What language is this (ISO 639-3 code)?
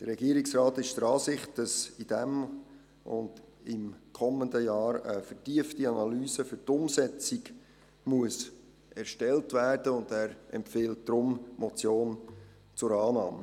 gsw